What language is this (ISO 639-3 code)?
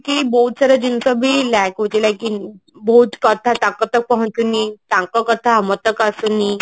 ori